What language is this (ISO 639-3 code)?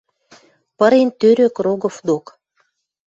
mrj